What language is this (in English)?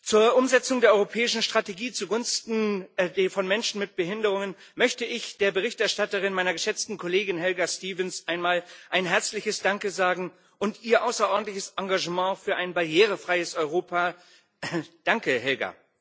German